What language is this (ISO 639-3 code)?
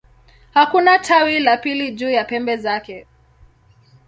swa